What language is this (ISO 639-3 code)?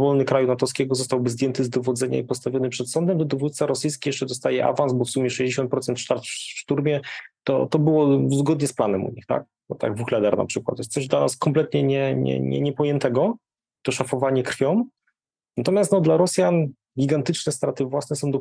pol